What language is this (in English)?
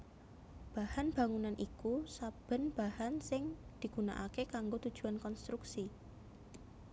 Javanese